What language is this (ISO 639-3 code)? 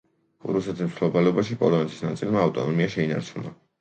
kat